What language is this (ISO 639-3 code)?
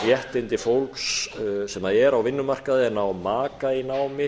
isl